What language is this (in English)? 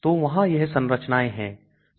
Hindi